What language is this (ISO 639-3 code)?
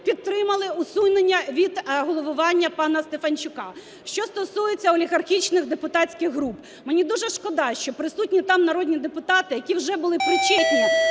ukr